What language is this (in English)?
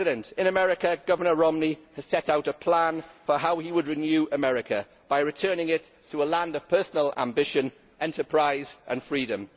English